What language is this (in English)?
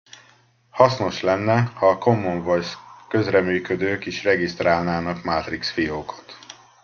Hungarian